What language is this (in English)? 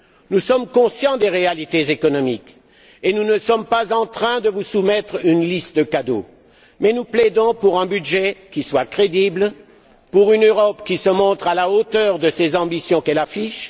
French